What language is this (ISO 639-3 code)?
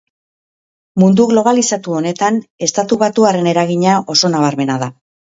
eus